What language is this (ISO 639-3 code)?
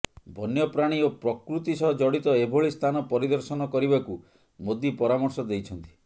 ori